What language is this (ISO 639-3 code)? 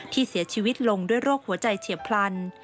tha